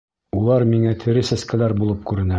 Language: Bashkir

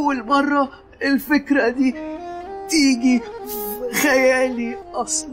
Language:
Arabic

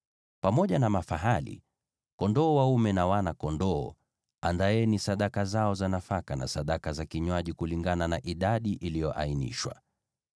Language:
Swahili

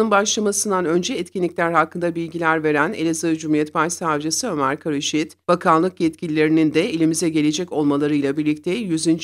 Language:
Turkish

